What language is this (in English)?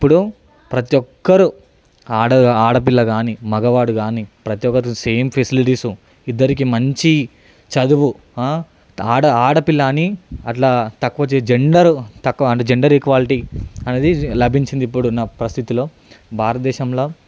Telugu